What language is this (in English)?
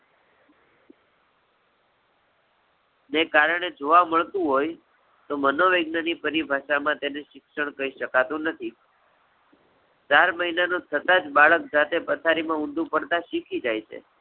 Gujarati